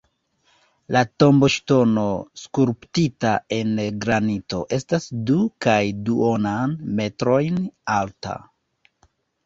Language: Esperanto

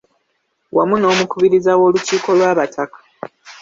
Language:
Ganda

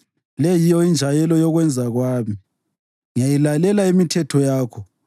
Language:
North Ndebele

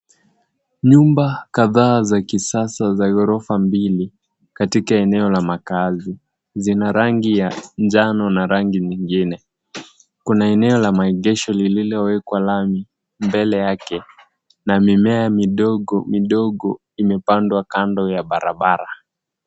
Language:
Swahili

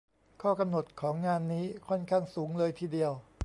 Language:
Thai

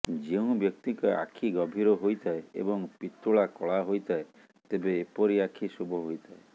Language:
Odia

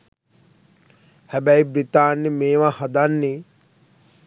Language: Sinhala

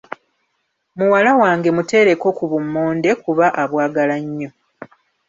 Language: Ganda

